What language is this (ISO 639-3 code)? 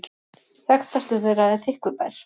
isl